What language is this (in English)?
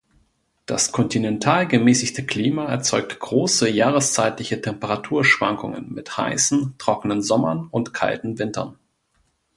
German